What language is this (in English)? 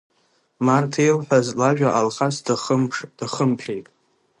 Abkhazian